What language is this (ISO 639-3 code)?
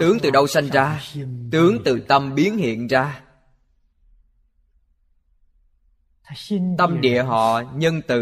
vie